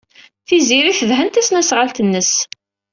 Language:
Kabyle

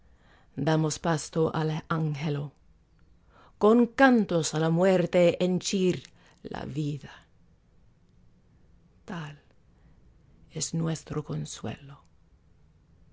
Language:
Spanish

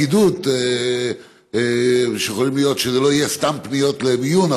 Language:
Hebrew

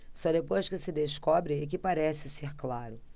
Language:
Portuguese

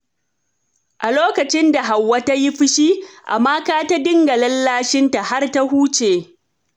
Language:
Hausa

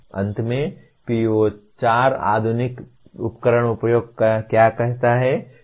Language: Hindi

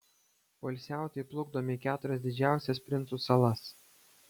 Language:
Lithuanian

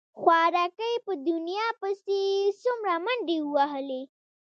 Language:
Pashto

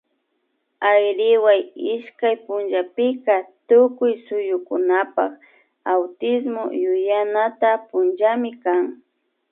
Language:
Imbabura Highland Quichua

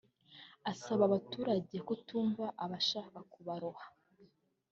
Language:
Kinyarwanda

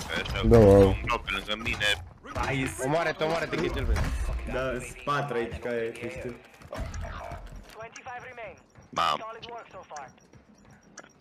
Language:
Romanian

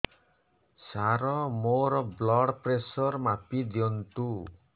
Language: Odia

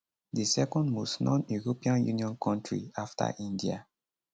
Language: Nigerian Pidgin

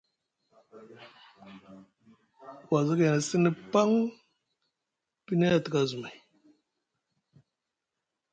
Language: Musgu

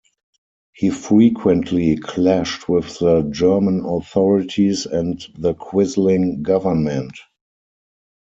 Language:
English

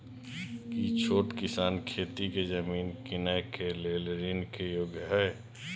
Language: Maithili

